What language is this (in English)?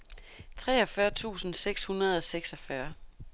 Danish